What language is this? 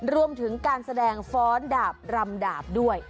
Thai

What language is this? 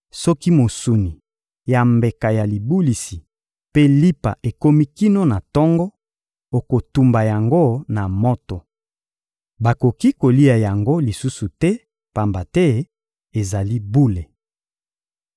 Lingala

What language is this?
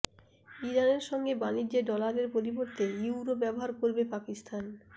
Bangla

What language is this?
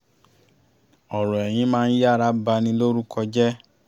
Yoruba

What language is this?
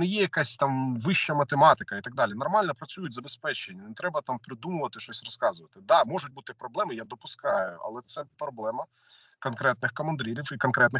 Ukrainian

